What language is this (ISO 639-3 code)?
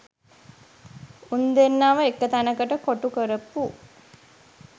sin